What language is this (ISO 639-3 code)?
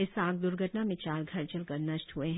hin